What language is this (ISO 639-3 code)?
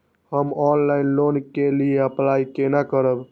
mai